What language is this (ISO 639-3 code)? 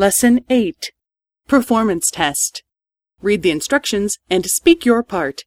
jpn